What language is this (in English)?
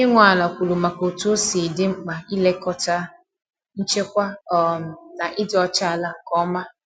Igbo